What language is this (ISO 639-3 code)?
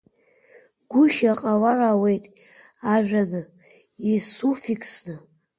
abk